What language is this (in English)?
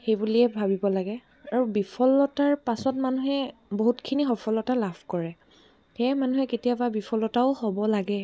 Assamese